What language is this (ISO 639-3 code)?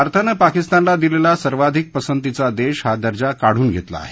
mar